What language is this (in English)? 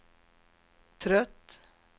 Swedish